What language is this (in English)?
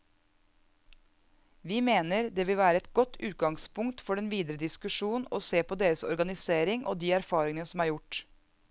Norwegian